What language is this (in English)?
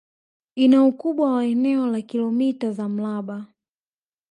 Swahili